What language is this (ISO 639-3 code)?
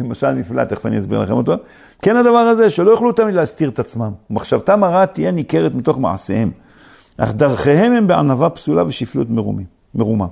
heb